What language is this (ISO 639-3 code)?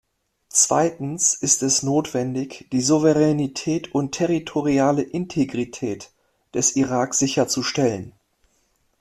deu